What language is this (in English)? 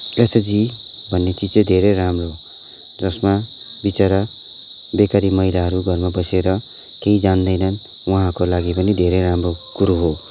Nepali